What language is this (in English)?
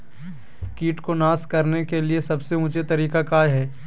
Magahi